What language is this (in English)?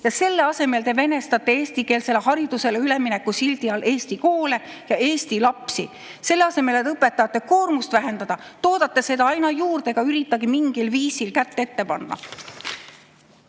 Estonian